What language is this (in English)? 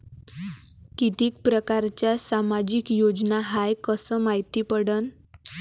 Marathi